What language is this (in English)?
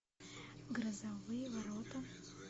Russian